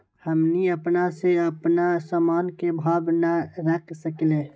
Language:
Magahi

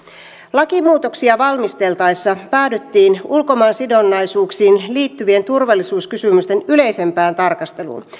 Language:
Finnish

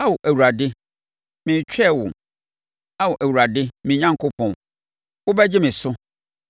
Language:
Akan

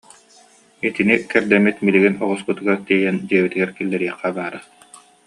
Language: Yakut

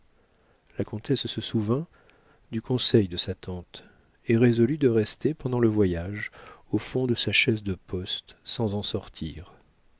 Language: French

